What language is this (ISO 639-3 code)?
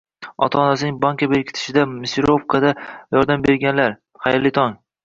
uzb